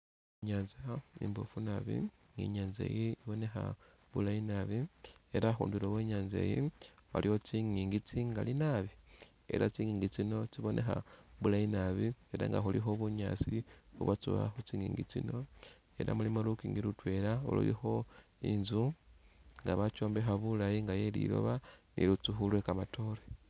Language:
Masaaba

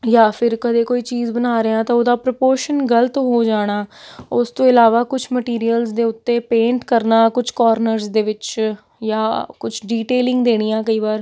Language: Punjabi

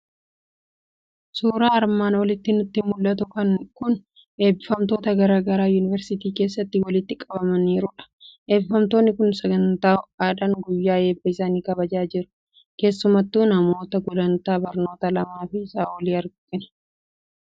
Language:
Oromo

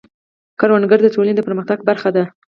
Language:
Pashto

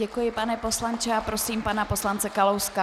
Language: Czech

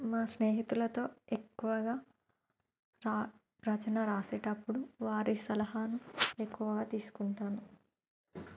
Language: Telugu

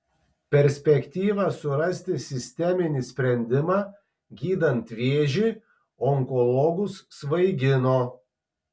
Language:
Lithuanian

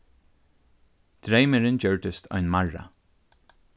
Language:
Faroese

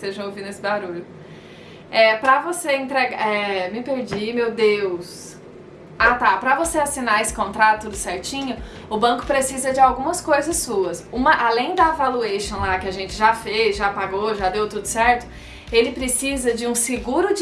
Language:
Portuguese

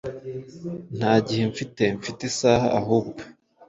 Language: Kinyarwanda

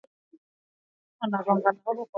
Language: Swahili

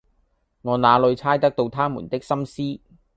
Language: Cantonese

